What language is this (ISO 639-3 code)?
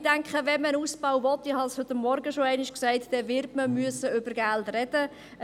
gsw